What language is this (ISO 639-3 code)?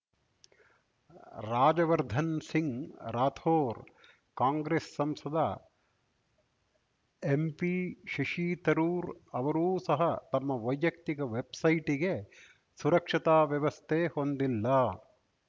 kan